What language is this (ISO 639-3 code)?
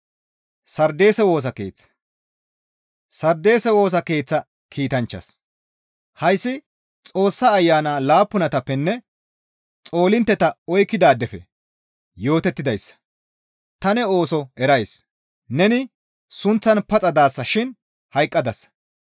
gmv